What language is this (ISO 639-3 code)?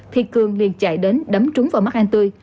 vie